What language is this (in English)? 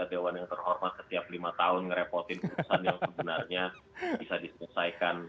Indonesian